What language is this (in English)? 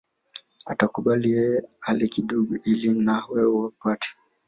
Swahili